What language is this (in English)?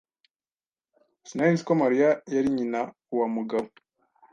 Kinyarwanda